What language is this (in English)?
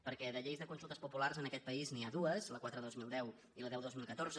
Catalan